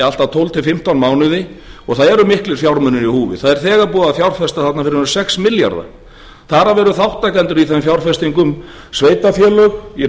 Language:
Icelandic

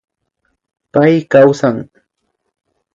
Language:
Imbabura Highland Quichua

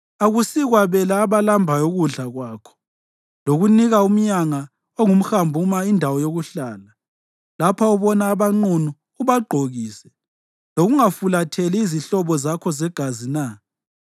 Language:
North Ndebele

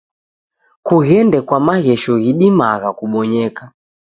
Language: Taita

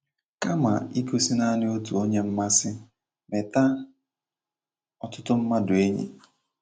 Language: Igbo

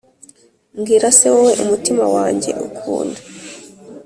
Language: Kinyarwanda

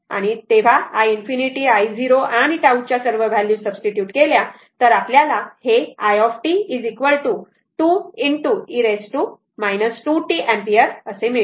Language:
Marathi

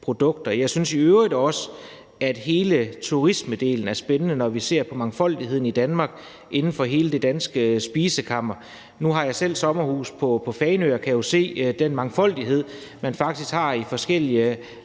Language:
Danish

